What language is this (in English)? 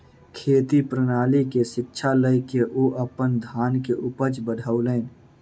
Maithili